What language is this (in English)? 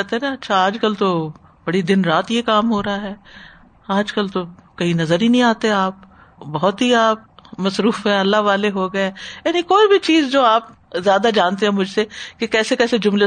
Urdu